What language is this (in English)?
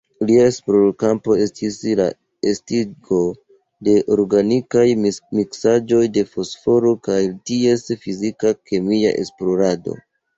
Esperanto